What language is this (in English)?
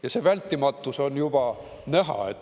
Estonian